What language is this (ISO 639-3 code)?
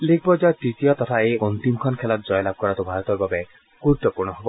asm